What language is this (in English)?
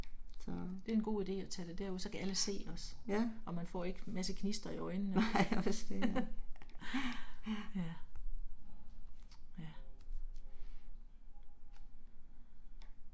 Danish